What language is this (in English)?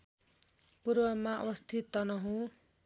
Nepali